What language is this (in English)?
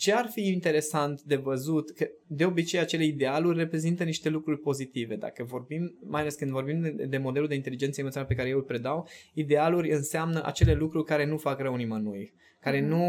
Romanian